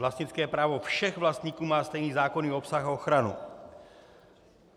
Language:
Czech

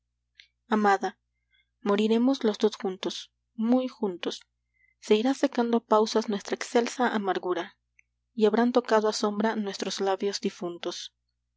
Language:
Spanish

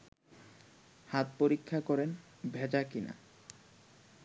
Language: Bangla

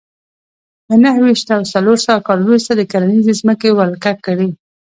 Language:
Pashto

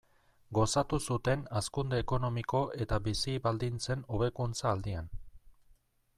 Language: Basque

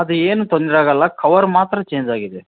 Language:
Kannada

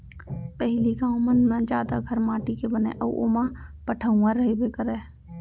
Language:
Chhattisgarhi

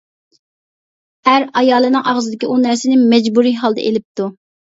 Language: Uyghur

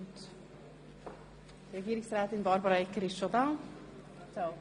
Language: Swiss German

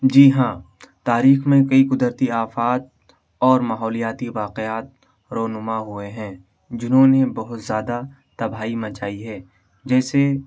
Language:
Urdu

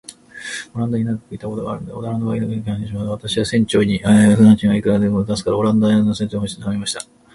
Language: Japanese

